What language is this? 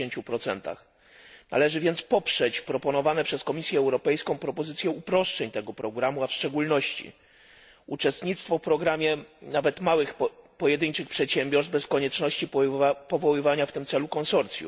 Polish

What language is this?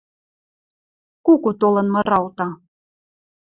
Western Mari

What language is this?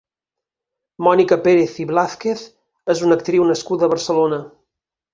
Catalan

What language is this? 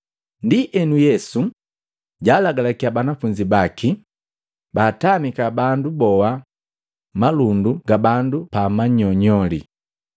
Matengo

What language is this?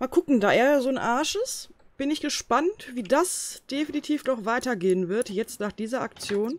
German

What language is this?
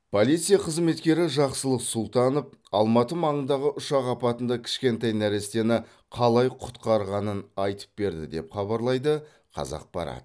Kazakh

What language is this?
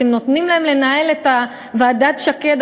Hebrew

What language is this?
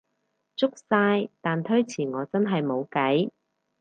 Cantonese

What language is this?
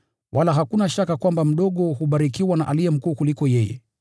Swahili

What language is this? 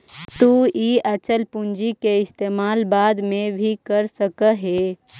Magahi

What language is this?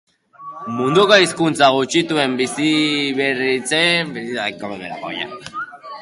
Basque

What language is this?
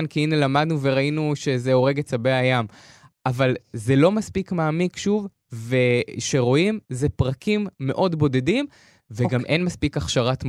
Hebrew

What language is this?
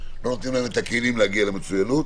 Hebrew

